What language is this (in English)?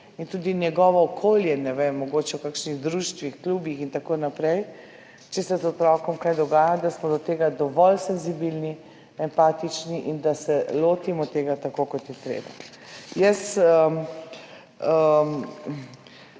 Slovenian